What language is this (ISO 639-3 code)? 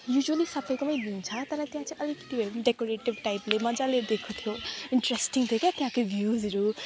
nep